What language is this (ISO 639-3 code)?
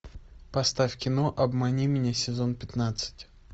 rus